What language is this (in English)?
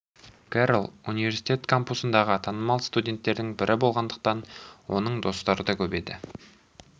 Kazakh